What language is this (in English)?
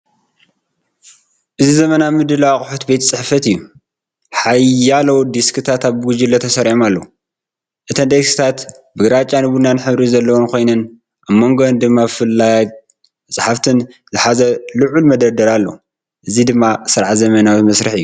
Tigrinya